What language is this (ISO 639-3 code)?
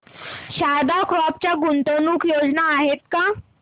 mar